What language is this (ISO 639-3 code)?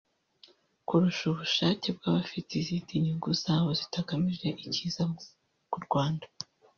kin